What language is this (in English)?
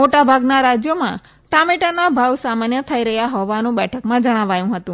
Gujarati